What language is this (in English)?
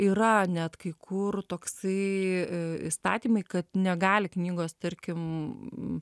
Lithuanian